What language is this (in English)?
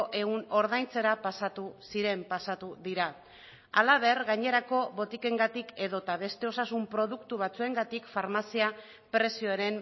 Basque